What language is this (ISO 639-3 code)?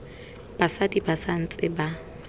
tsn